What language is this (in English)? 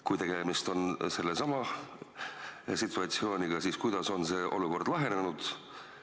Estonian